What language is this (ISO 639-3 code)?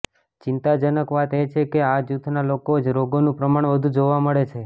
guj